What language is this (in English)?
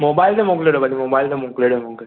Sindhi